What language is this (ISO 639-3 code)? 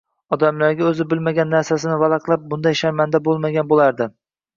uzb